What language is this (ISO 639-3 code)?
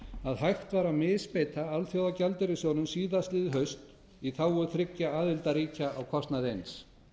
isl